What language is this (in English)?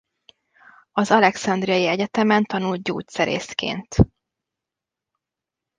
Hungarian